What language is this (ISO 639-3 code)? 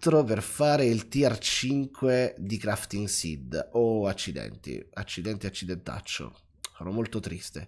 ita